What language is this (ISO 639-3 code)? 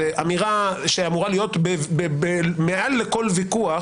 heb